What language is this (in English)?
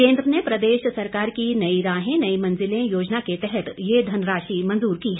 Hindi